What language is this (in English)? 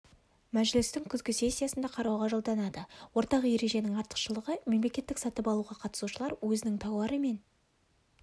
Kazakh